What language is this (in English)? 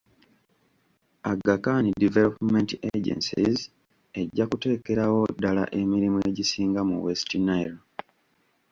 Ganda